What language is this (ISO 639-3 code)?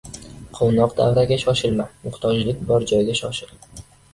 uzb